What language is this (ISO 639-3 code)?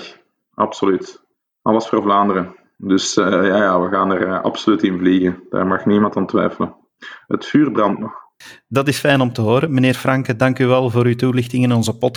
nld